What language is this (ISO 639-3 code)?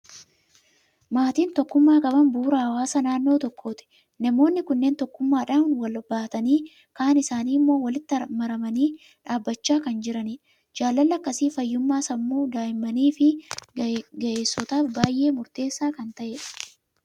orm